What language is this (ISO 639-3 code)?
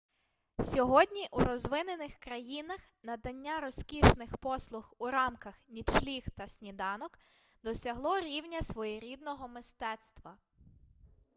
ukr